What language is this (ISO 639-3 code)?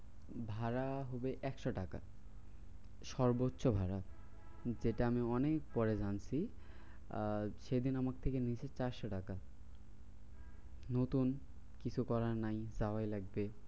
ben